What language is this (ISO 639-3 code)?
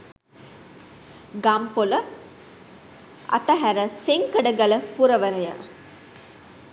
sin